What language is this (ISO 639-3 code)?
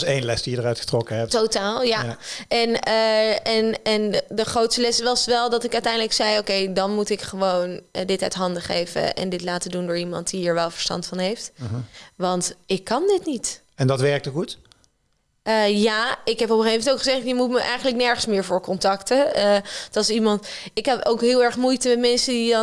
nld